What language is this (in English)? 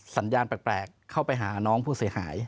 Thai